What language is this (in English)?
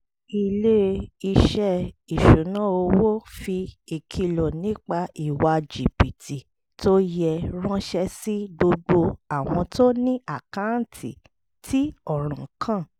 Yoruba